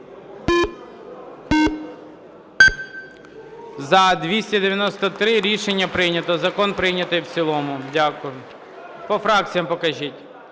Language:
Ukrainian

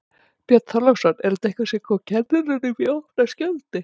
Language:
Icelandic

